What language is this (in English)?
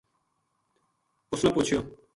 Gujari